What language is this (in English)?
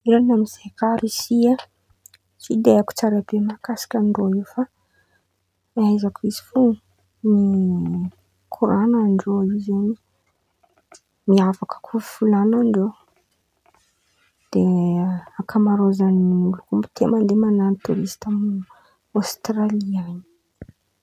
Antankarana Malagasy